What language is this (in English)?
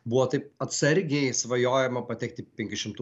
Lithuanian